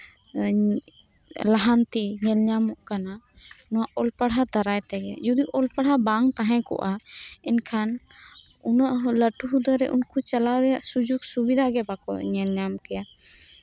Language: Santali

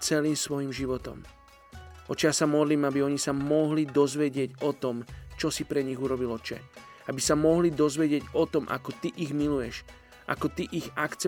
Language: Slovak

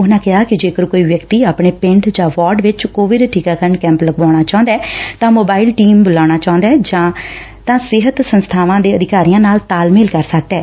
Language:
Punjabi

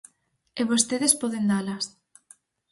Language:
Galician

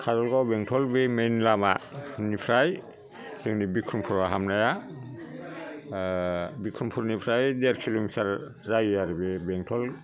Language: Bodo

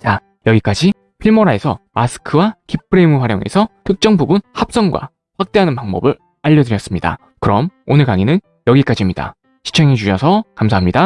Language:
Korean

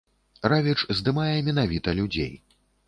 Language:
Belarusian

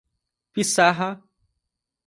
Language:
Portuguese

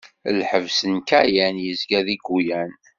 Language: Kabyle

